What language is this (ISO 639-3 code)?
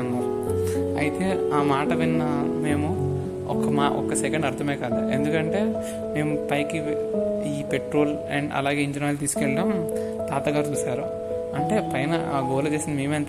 tel